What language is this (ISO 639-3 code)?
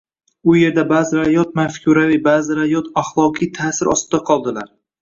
uzb